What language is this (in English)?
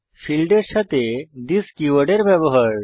Bangla